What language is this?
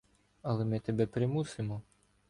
Ukrainian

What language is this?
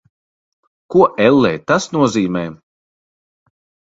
Latvian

